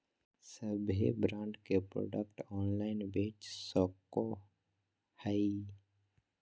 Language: Magahi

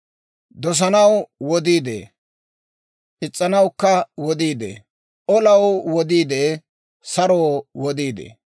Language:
Dawro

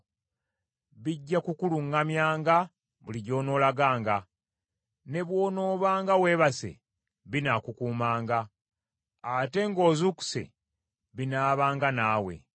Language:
Ganda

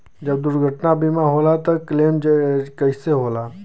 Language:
Bhojpuri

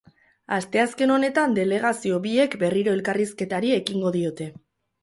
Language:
Basque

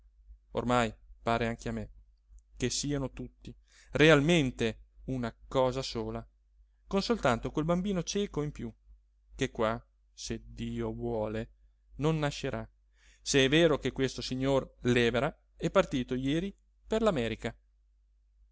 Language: Italian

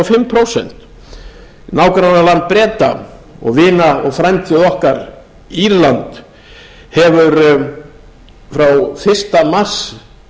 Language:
Icelandic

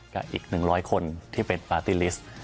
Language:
Thai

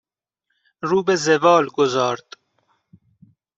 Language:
Persian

